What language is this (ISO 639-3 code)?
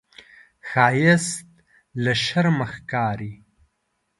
pus